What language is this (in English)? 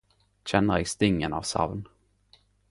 Norwegian Nynorsk